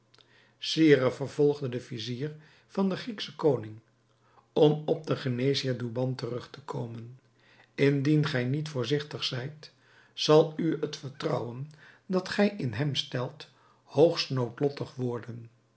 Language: Dutch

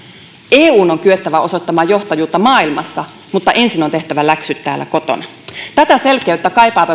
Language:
Finnish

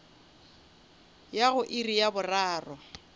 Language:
Northern Sotho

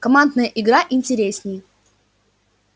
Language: Russian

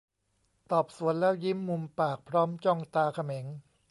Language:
Thai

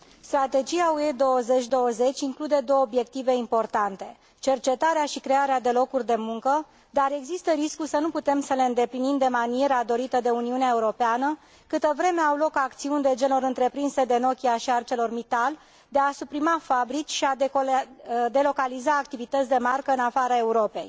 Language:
Romanian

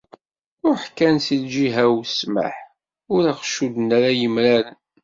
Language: Kabyle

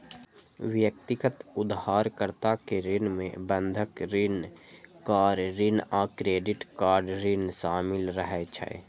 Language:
Maithili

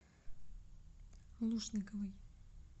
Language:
Russian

